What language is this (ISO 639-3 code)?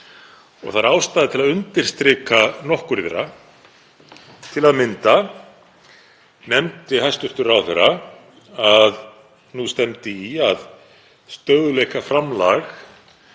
isl